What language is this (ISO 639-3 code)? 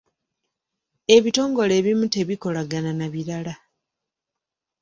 lug